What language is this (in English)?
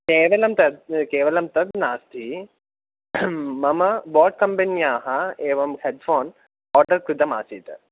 Sanskrit